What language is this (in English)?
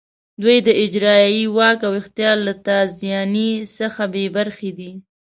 Pashto